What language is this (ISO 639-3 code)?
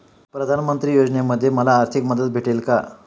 mar